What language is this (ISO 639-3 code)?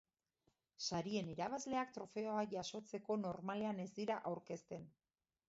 eus